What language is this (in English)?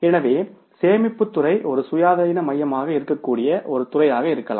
Tamil